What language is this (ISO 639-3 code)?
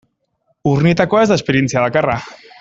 eus